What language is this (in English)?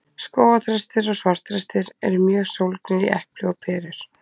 Icelandic